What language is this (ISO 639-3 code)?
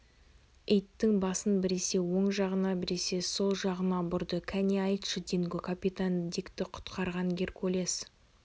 kaz